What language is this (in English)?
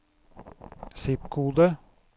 Norwegian